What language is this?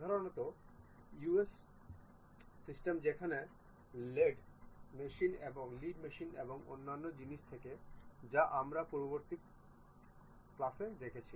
Bangla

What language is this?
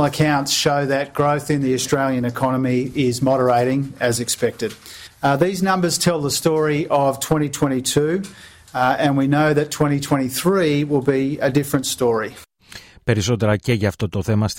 Greek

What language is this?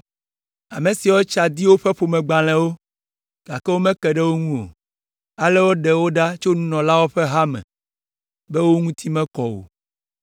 Ewe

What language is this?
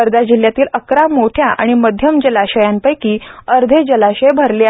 Marathi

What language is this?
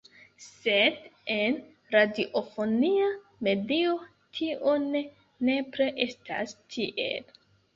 Esperanto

